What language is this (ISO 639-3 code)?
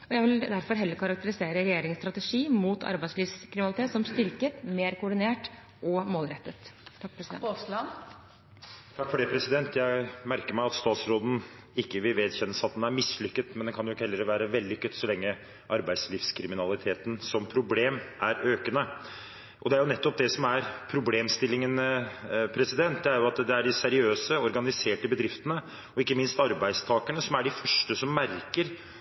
nob